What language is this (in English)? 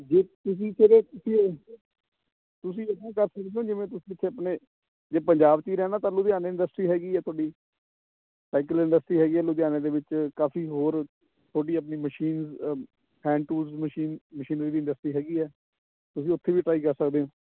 Punjabi